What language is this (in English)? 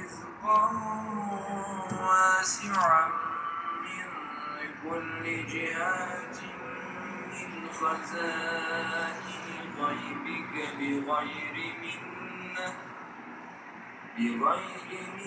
Arabic